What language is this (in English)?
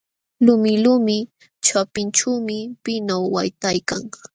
Jauja Wanca Quechua